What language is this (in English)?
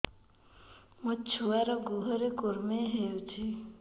Odia